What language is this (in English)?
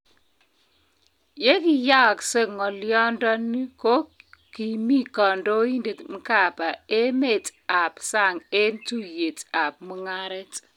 Kalenjin